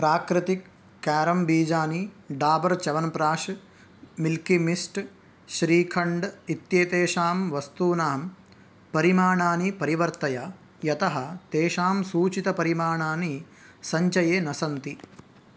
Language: Sanskrit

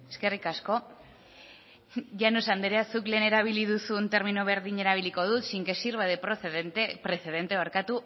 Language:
Basque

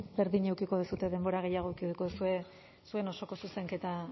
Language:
Basque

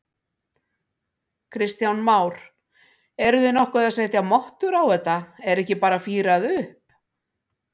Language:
Icelandic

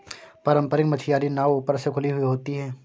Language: Hindi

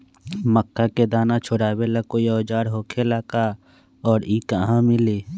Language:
Magahi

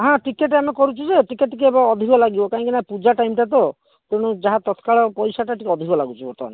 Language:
Odia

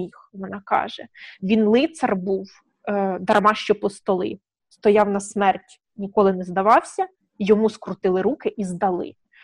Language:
Ukrainian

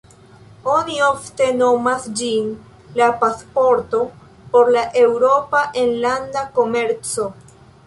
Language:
Esperanto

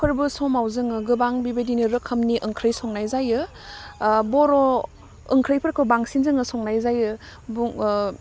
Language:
Bodo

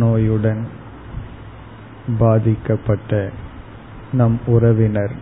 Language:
Tamil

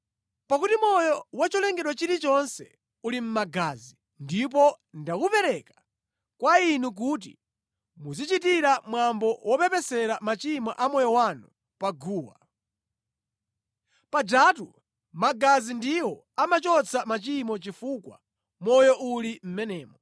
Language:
Nyanja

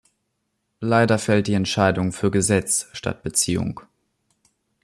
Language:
German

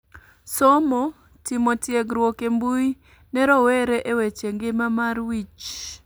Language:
Luo (Kenya and Tanzania)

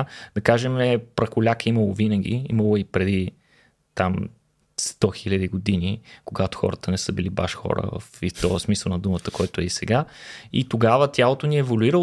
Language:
Bulgarian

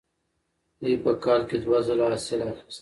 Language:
Pashto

